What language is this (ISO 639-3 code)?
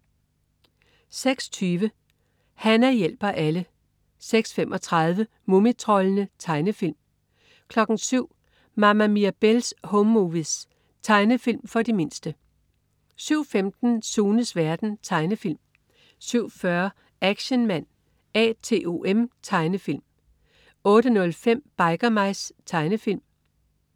dan